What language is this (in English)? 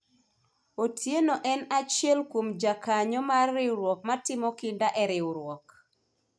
Luo (Kenya and Tanzania)